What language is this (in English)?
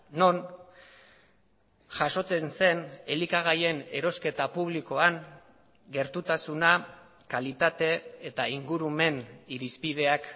Basque